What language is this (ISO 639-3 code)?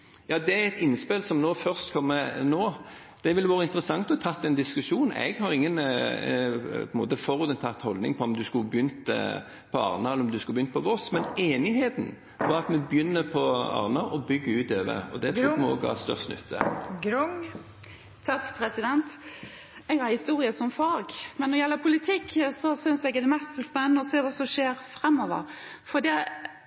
nor